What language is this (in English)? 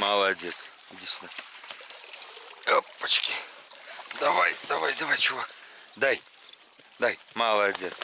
Russian